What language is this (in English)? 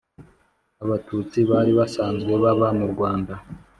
Kinyarwanda